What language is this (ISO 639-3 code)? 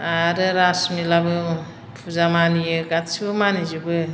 brx